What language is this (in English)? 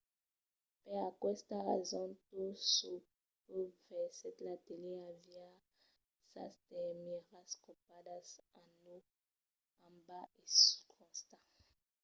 Occitan